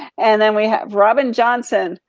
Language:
English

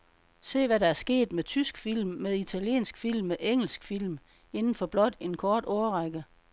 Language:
Danish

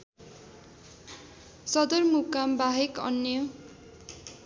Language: Nepali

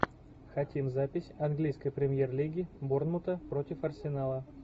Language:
Russian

